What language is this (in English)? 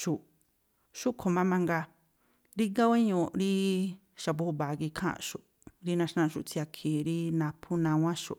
Tlacoapa Me'phaa